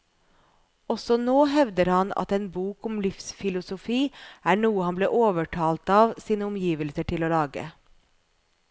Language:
Norwegian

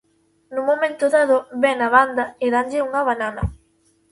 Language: Galician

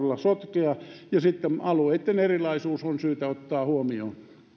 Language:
Finnish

